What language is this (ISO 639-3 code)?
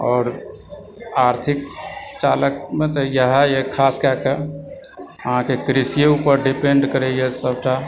mai